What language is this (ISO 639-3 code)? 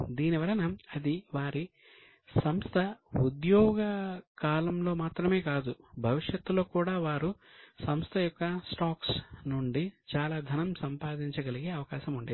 tel